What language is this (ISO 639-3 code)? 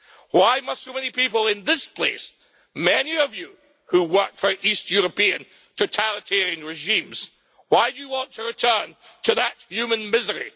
eng